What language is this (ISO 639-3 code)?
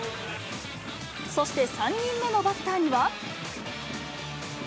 jpn